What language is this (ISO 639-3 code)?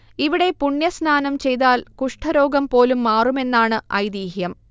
mal